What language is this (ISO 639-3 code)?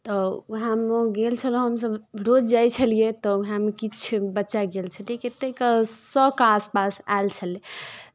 mai